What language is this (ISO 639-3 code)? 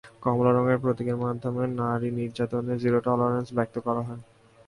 ben